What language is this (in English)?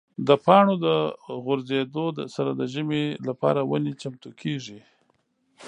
Pashto